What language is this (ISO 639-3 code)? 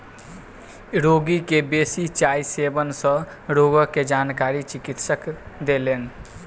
mai